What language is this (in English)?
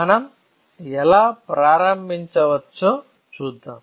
Telugu